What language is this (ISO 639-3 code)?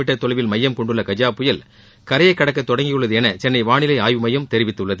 tam